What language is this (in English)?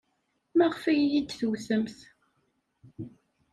Kabyle